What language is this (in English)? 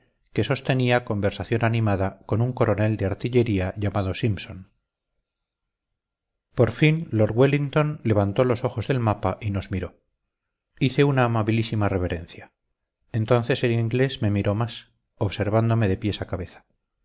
Spanish